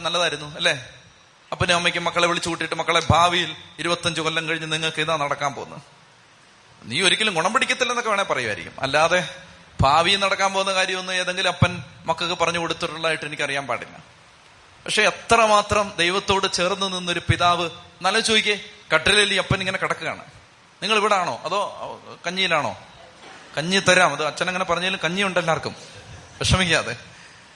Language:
Malayalam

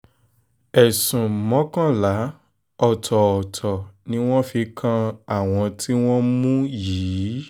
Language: Yoruba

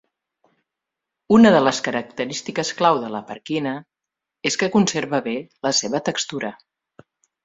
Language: Catalan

